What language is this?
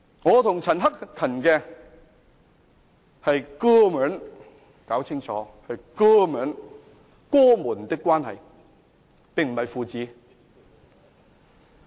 Cantonese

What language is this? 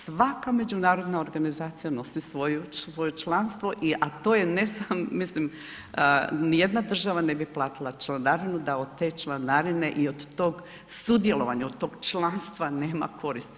Croatian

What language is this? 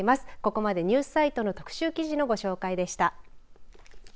Japanese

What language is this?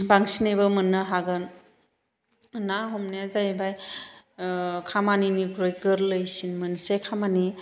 Bodo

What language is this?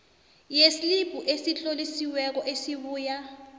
South Ndebele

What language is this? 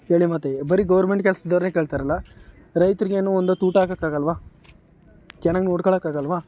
Kannada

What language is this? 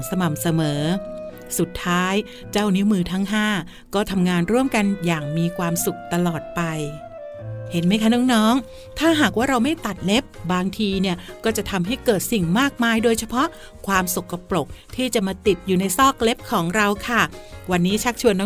Thai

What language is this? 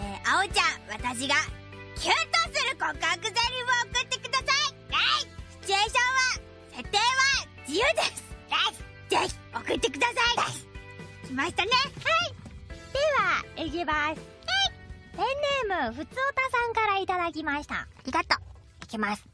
Japanese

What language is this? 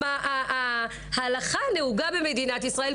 Hebrew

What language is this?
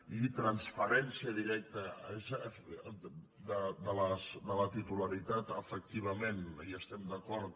Catalan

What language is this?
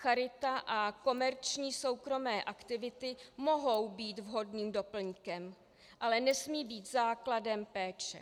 Czech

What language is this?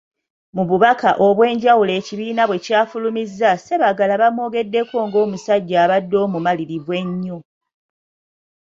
Ganda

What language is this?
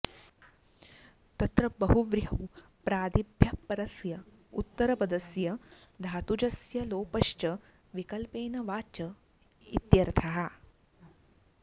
Sanskrit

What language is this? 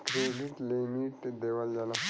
Bhojpuri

